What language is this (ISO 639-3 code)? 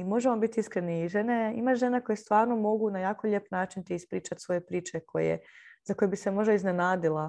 hrv